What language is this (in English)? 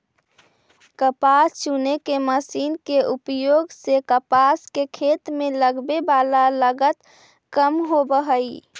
Magahi